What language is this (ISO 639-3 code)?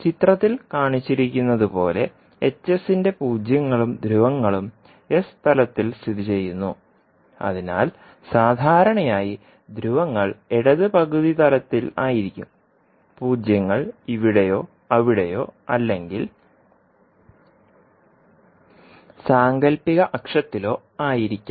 mal